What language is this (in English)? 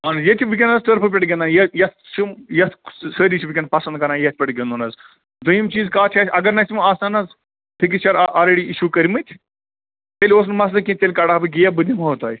Kashmiri